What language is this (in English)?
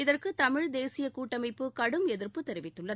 Tamil